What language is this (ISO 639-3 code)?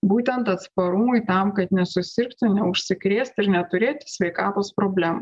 lit